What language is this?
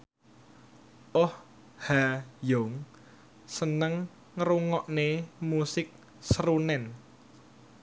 Javanese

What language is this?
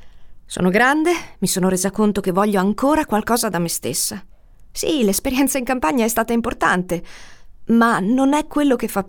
Italian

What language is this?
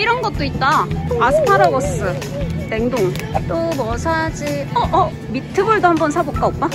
Korean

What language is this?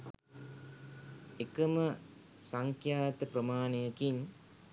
Sinhala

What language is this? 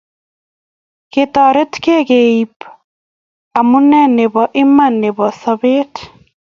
Kalenjin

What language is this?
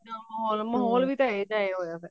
Punjabi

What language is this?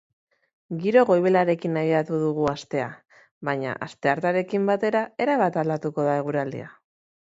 Basque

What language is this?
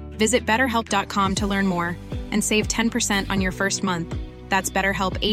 Urdu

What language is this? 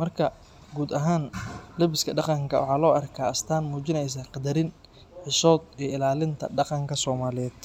Somali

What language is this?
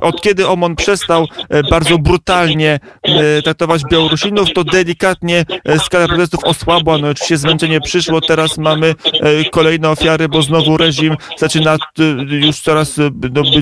Polish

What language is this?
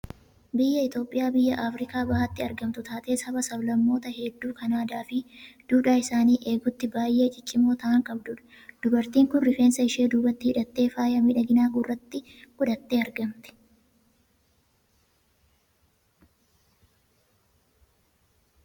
Oromo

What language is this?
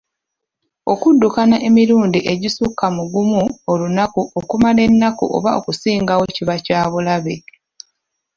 Ganda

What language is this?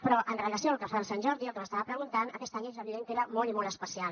Catalan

